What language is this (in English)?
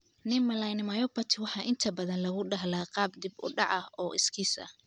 Somali